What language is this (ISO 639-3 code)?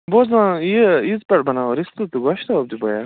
kas